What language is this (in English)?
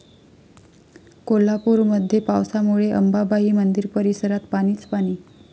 Marathi